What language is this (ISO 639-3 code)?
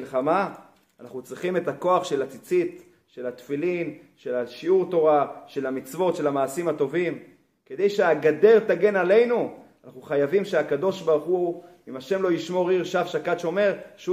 heb